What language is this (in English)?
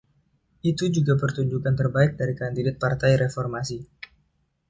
Indonesian